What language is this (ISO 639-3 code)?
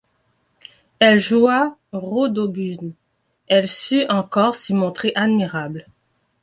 fra